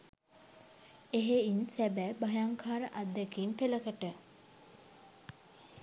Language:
Sinhala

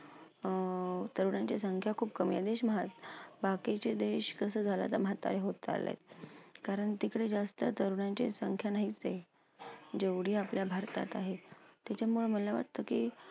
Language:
Marathi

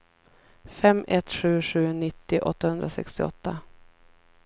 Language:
Swedish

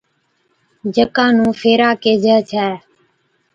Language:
Od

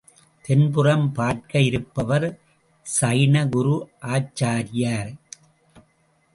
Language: Tamil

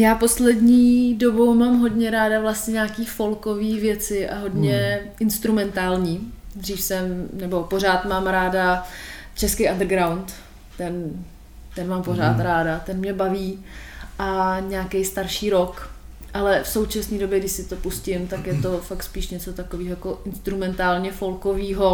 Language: Czech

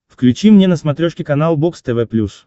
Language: Russian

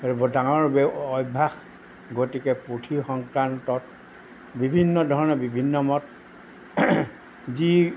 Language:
Assamese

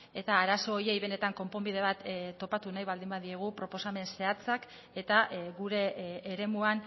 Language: Basque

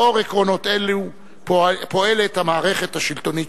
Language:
Hebrew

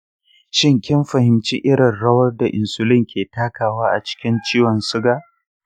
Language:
Hausa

